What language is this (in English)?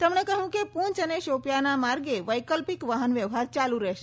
Gujarati